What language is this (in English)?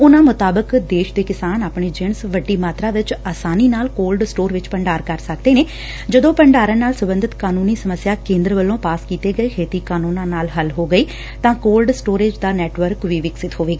Punjabi